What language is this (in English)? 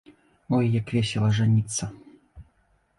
Belarusian